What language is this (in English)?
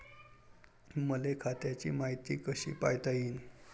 Marathi